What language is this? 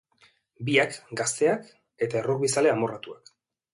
Basque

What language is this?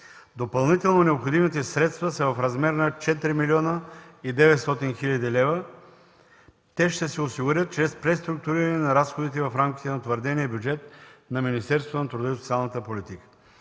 Bulgarian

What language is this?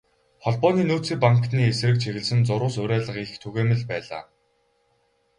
Mongolian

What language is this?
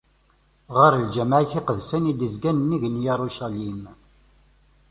Kabyle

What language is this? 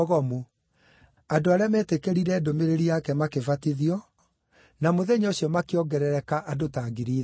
Kikuyu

